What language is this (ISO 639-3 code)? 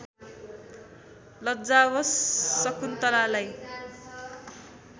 nep